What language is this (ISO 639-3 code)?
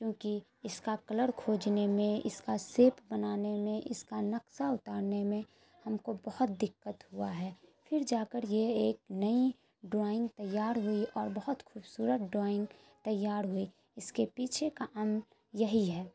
urd